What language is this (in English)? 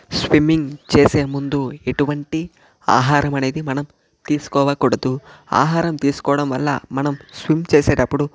Telugu